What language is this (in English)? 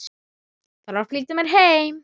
Icelandic